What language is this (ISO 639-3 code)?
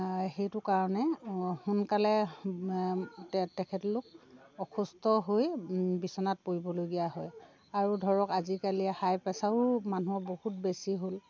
asm